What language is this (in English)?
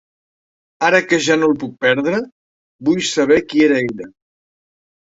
Catalan